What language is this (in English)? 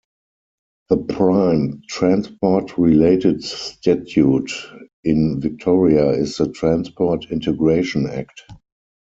English